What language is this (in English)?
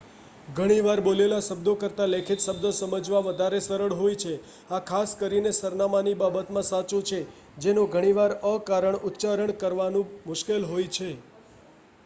Gujarati